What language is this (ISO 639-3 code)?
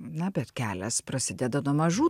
lit